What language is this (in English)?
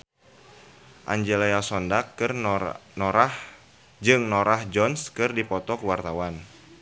Sundanese